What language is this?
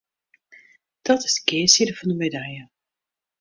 Western Frisian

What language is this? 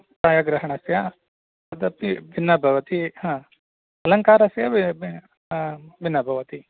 Sanskrit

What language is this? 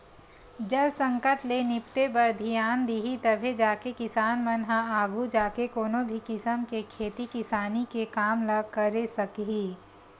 Chhattisgarhi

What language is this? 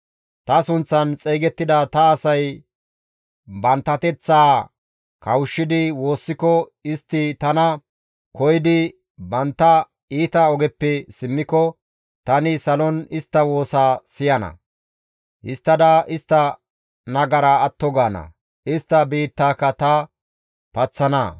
Gamo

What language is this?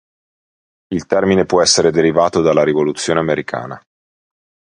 Italian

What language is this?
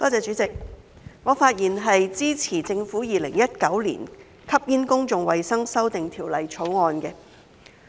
Cantonese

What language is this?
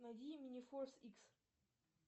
Russian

